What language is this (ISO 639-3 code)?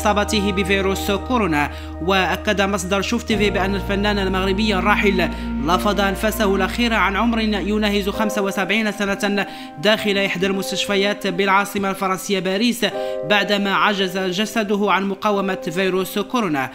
ara